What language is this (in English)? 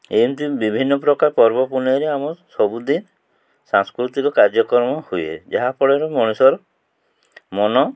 Odia